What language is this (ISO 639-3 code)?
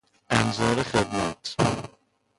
fas